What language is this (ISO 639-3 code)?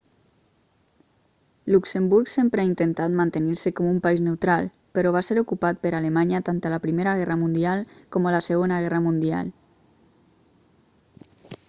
cat